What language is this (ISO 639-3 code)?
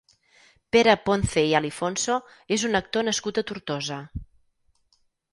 cat